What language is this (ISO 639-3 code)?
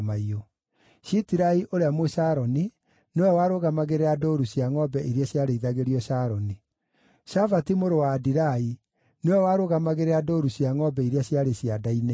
kik